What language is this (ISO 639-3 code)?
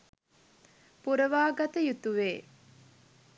sin